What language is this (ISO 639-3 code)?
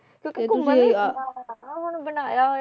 pan